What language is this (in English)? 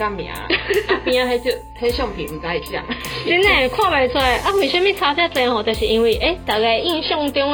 Chinese